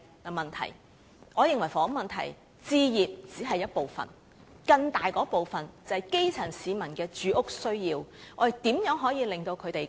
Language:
Cantonese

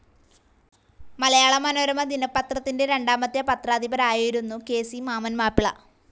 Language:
Malayalam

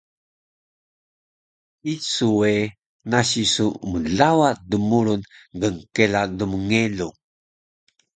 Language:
Taroko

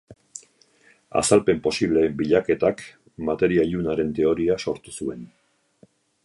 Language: Basque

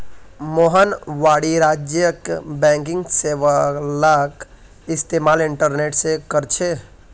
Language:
Magahi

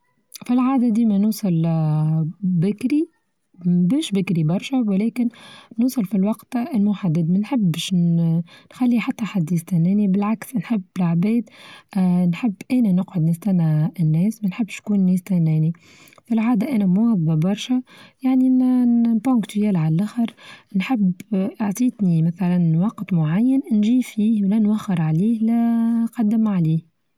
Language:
Tunisian Arabic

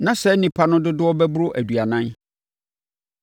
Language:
Akan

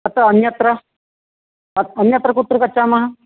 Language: Sanskrit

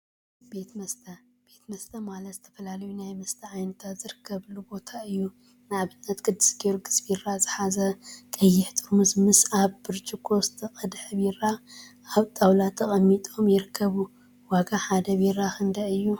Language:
Tigrinya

